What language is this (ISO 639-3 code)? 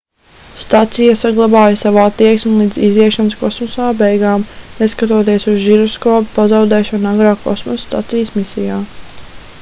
lav